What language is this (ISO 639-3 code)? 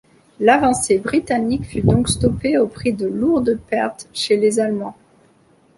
fra